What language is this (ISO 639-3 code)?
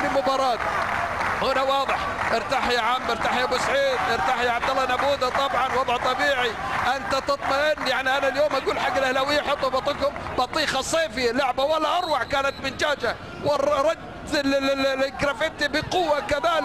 ara